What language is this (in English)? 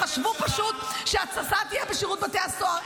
Hebrew